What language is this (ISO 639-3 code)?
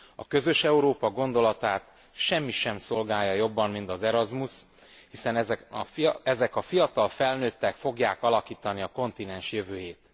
hun